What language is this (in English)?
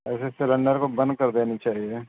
Urdu